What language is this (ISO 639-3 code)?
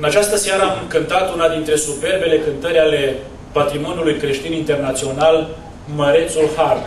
ron